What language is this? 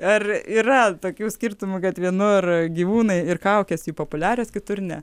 Lithuanian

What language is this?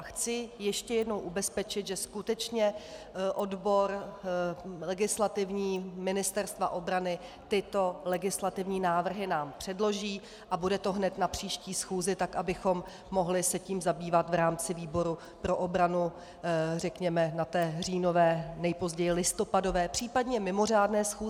Czech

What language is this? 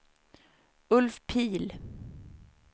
Swedish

